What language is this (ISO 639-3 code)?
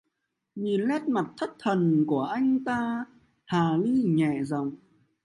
vie